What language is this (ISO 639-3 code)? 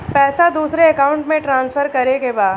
bho